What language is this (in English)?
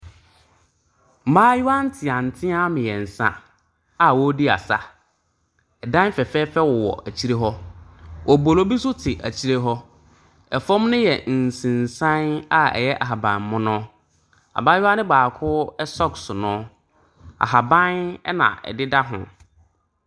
Akan